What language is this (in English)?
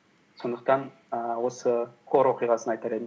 Kazakh